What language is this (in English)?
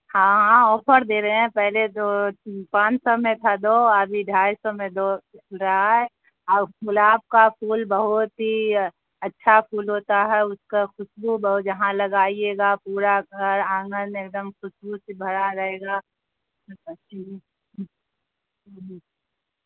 Urdu